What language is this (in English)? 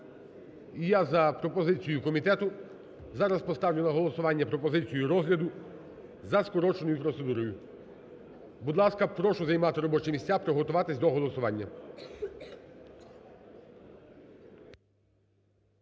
Ukrainian